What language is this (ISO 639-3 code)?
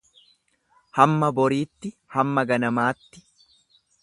orm